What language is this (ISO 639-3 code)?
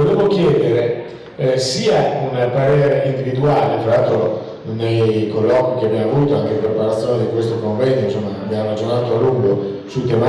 ita